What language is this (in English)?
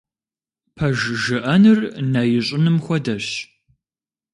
Kabardian